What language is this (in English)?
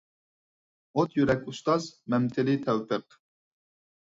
Uyghur